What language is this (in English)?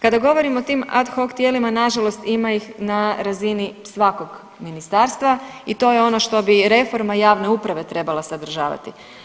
Croatian